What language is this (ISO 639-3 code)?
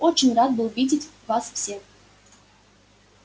rus